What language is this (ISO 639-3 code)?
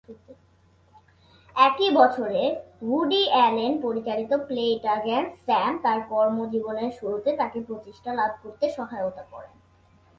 ben